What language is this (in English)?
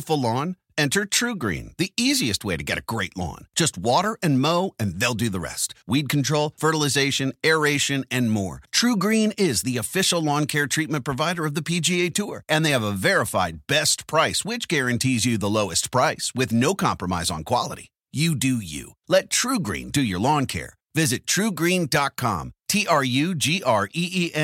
English